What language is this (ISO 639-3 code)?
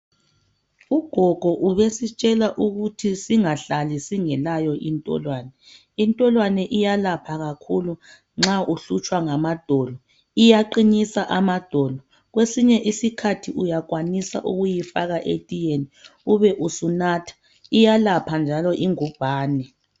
nde